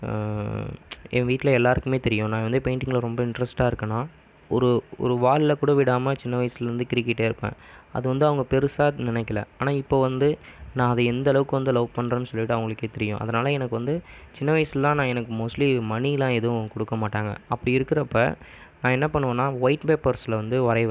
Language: Tamil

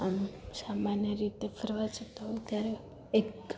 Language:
Gujarati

